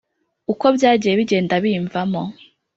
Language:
Kinyarwanda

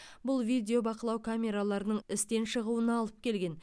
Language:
Kazakh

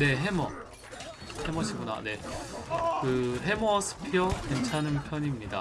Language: Korean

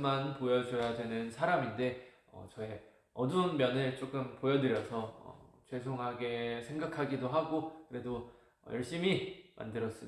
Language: Korean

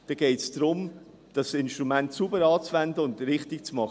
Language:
Swiss German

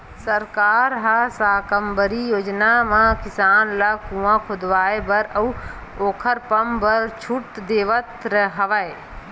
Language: Chhattisgarhi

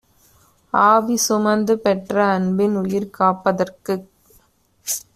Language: Tamil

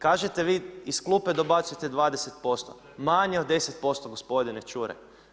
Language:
Croatian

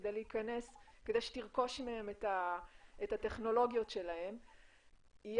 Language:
Hebrew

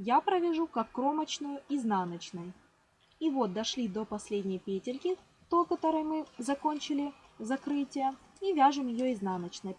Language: Russian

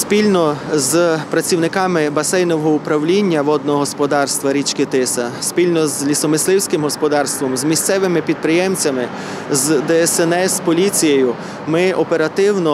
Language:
Ukrainian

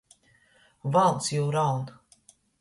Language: Latgalian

